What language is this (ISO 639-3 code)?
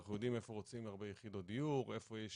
heb